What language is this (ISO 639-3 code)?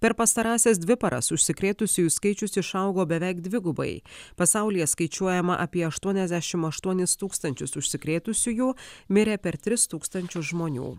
lit